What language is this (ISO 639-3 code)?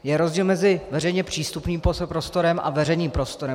ces